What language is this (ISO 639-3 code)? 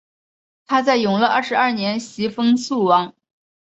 zho